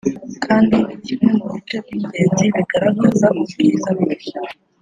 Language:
Kinyarwanda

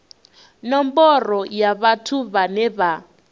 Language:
Venda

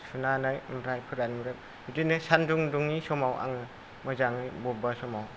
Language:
Bodo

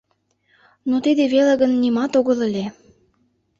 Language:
Mari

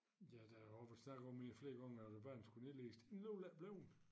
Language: Danish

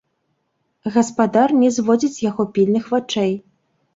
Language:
Belarusian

